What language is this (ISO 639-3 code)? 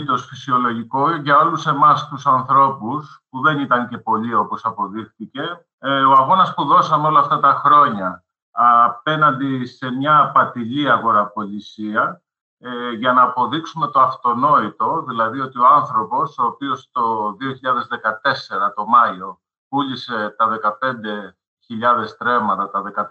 ell